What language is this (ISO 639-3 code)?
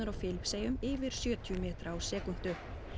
isl